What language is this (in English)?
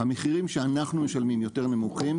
Hebrew